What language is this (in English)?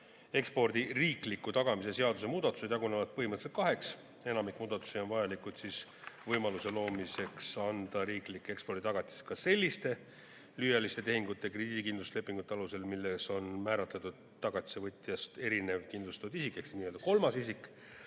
Estonian